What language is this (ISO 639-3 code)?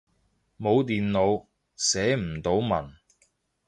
yue